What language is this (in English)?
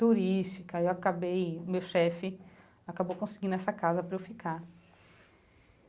Portuguese